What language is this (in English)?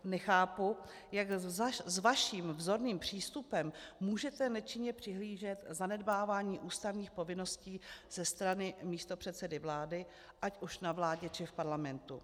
Czech